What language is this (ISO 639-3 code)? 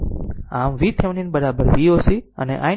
guj